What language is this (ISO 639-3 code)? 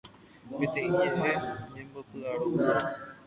grn